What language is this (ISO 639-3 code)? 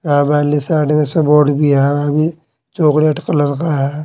hin